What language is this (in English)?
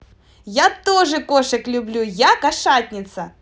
Russian